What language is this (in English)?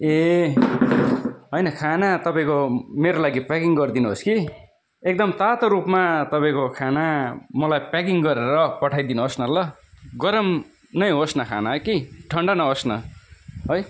Nepali